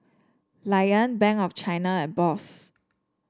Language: English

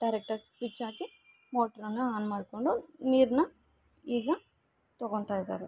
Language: Kannada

